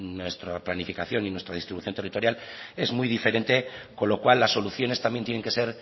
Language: Spanish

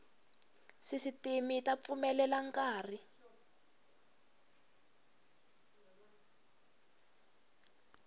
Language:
Tsonga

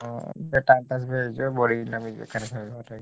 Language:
Odia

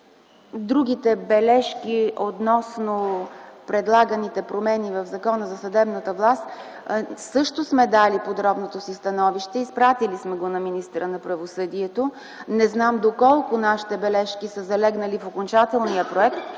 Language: Bulgarian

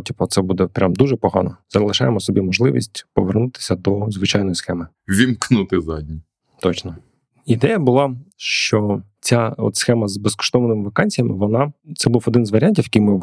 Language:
Ukrainian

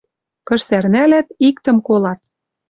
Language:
Western Mari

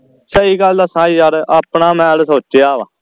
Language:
Punjabi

